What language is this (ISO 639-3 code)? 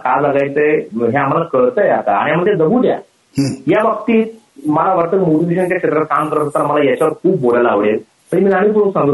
mar